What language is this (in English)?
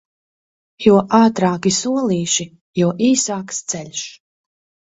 Latvian